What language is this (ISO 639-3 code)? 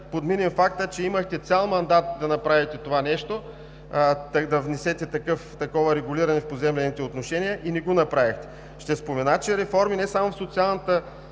bul